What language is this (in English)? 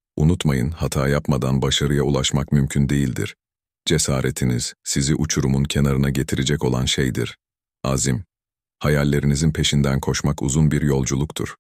Turkish